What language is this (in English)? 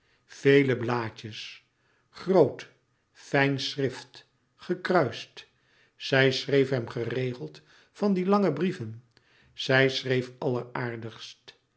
Dutch